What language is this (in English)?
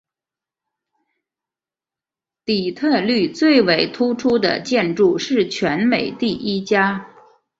Chinese